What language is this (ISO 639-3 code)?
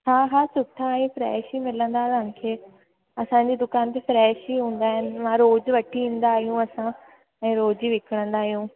snd